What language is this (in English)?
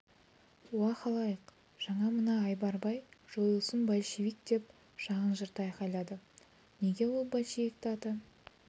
Kazakh